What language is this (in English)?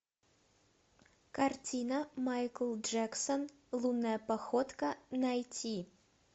Russian